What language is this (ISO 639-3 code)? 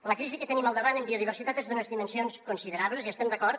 cat